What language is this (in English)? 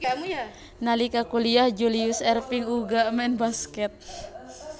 Javanese